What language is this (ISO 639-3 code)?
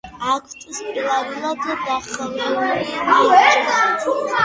kat